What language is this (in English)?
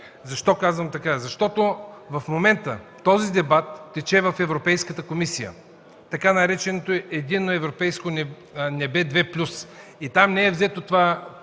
Bulgarian